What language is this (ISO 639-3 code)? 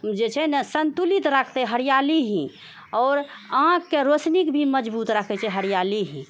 mai